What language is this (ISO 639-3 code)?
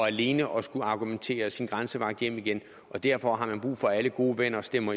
dan